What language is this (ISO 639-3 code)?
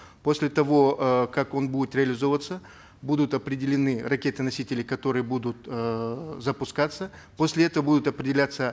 kaz